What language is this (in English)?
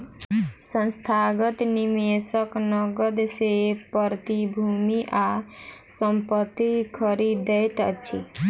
Maithili